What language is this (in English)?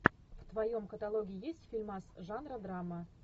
Russian